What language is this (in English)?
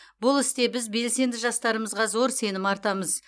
Kazakh